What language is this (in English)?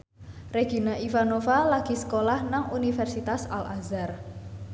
Javanese